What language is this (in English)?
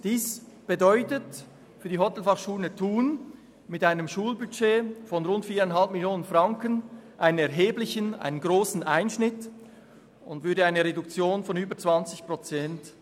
Swiss German